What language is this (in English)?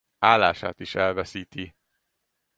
Hungarian